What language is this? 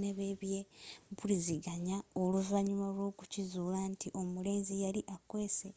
Ganda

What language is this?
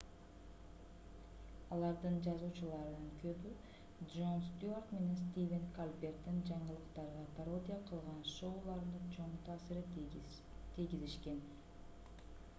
Kyrgyz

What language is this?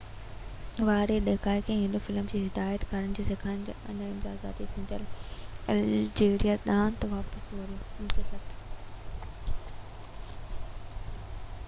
Sindhi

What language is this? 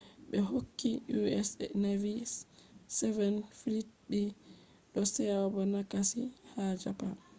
Fula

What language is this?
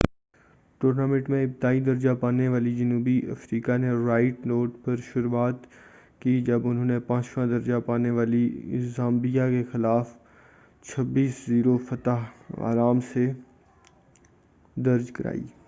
Urdu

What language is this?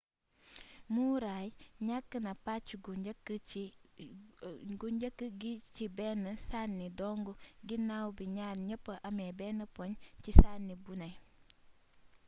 Wolof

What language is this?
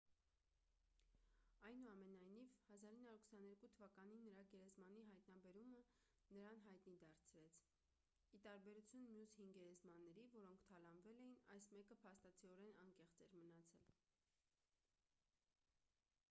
Armenian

